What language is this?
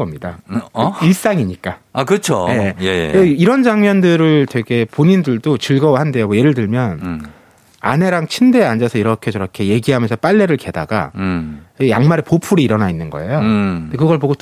Korean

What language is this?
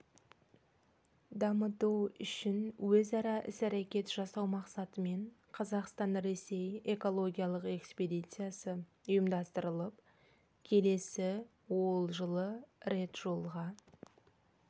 Kazakh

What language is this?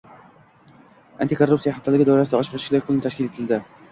Uzbek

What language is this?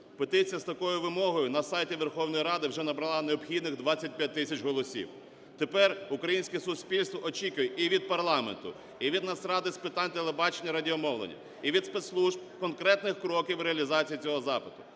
Ukrainian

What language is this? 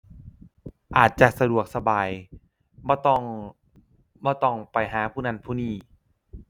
Thai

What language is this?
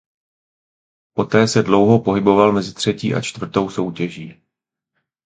Czech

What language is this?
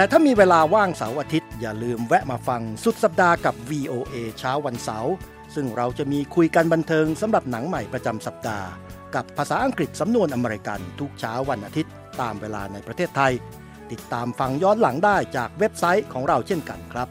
Thai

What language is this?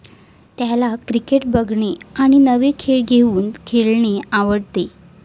Marathi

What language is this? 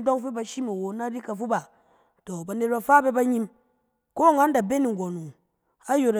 Cen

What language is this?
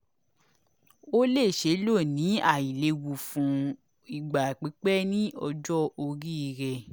Yoruba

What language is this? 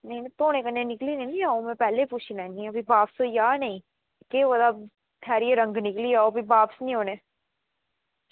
Dogri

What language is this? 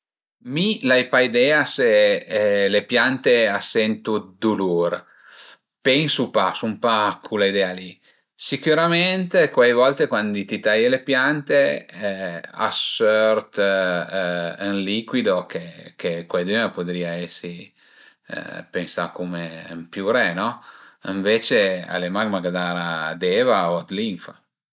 Piedmontese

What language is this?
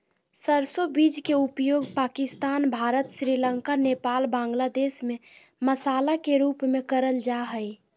Magahi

